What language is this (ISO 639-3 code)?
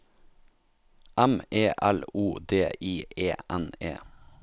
nor